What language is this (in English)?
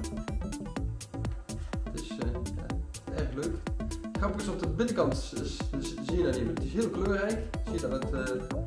Dutch